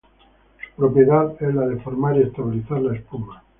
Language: Spanish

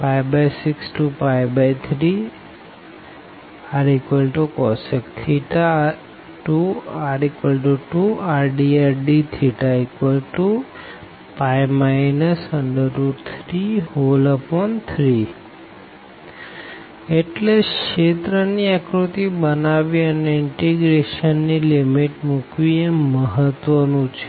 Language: Gujarati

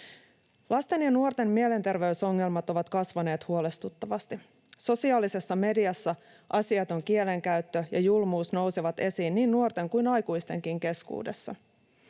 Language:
Finnish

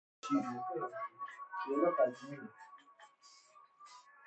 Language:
Persian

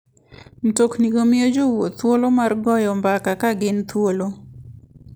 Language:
Luo (Kenya and Tanzania)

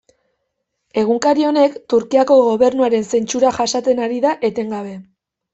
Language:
Basque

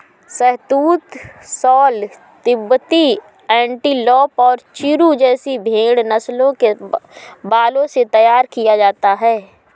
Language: Hindi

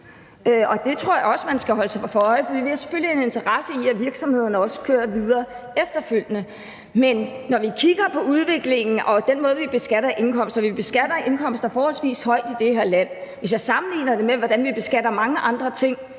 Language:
Danish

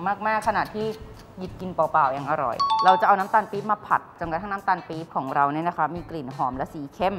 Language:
Thai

